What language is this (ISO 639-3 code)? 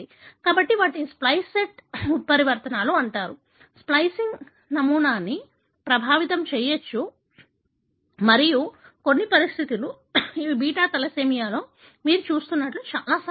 tel